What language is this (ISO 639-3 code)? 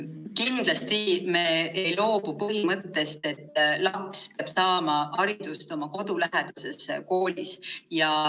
est